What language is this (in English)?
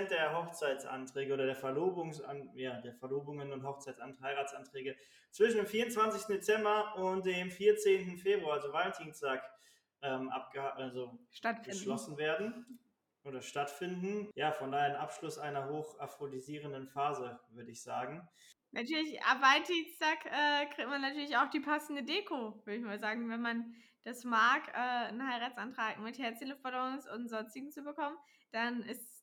German